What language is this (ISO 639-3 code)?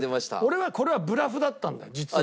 jpn